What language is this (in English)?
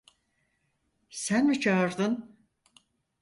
Turkish